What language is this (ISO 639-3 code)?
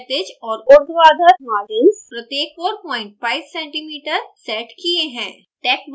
hin